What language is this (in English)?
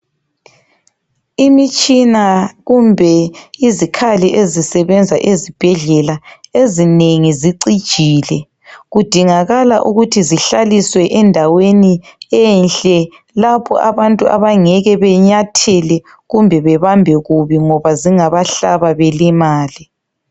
North Ndebele